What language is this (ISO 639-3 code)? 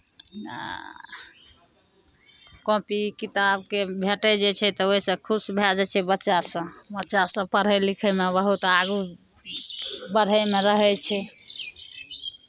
mai